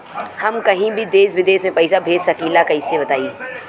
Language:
Bhojpuri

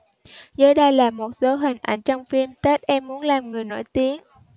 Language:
Vietnamese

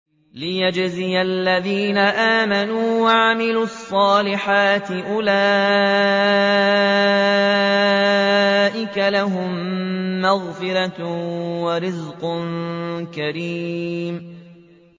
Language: Arabic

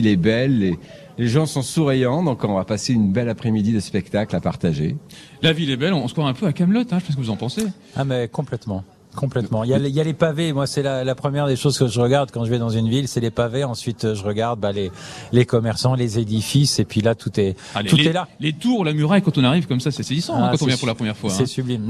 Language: French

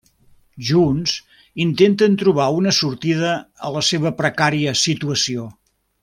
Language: Catalan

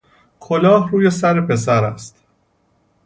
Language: Persian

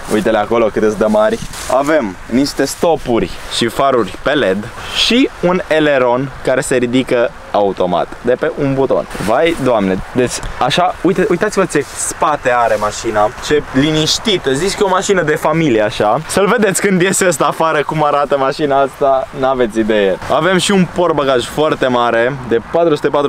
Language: Romanian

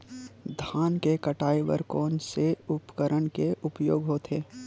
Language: Chhattisgarhi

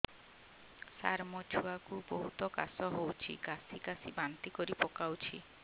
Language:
Odia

